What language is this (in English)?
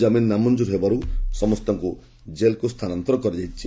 Odia